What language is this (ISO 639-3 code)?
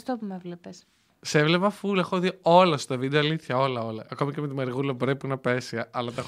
ell